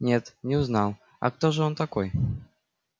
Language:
Russian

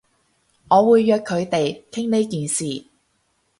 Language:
Cantonese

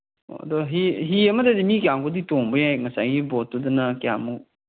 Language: Manipuri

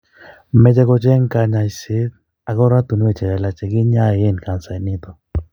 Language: Kalenjin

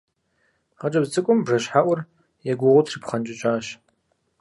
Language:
Kabardian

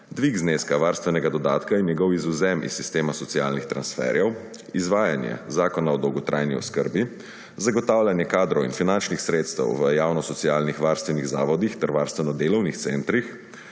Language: Slovenian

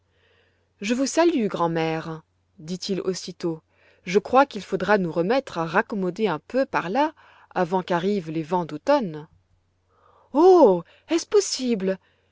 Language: French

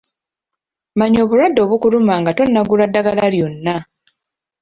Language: Ganda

